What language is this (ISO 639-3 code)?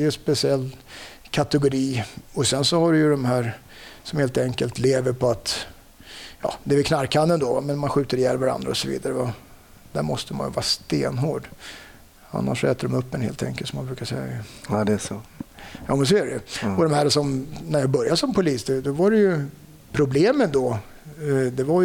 swe